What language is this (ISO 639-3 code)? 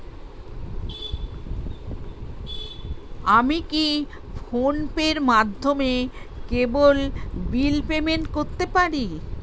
ben